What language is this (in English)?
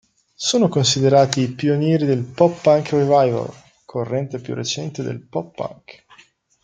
Italian